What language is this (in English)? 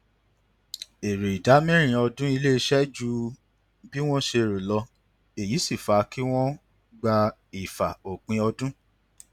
Yoruba